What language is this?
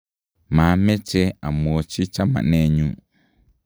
Kalenjin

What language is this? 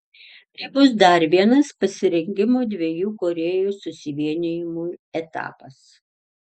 Lithuanian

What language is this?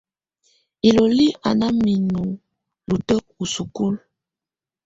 Tunen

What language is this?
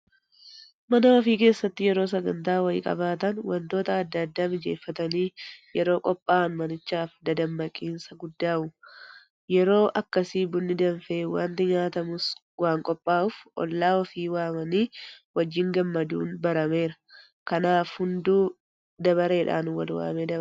Oromo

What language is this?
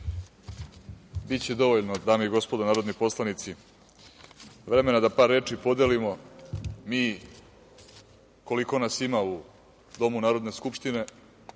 Serbian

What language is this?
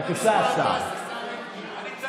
Hebrew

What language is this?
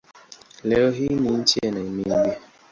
Swahili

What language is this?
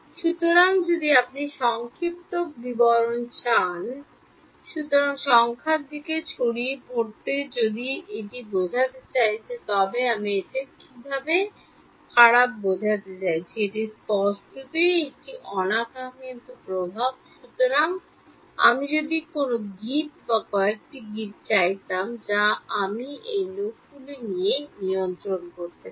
Bangla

